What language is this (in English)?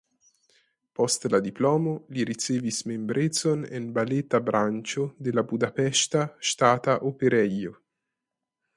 Esperanto